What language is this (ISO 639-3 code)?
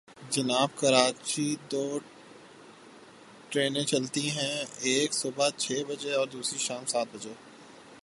urd